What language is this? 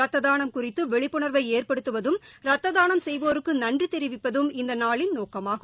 Tamil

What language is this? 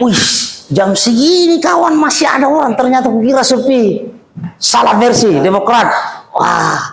Indonesian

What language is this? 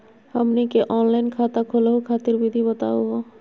Magahi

